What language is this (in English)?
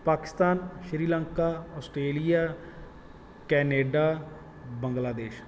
Punjabi